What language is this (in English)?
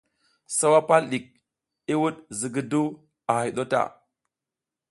South Giziga